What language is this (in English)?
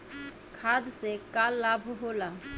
Bhojpuri